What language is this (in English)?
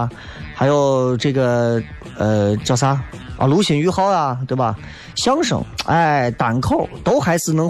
Chinese